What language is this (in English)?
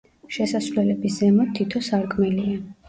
Georgian